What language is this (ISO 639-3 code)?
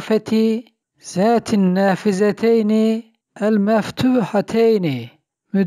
tur